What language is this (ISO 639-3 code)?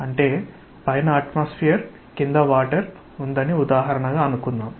tel